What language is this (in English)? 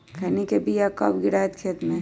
Magahi